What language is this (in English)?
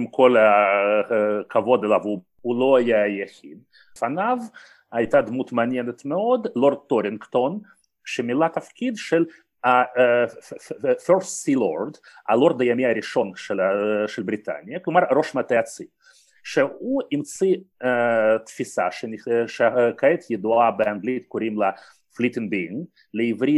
Hebrew